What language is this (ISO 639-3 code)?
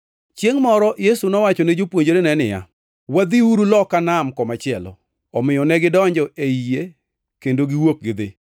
luo